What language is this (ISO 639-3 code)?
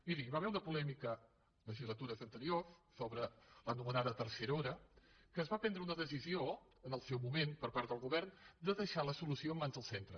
cat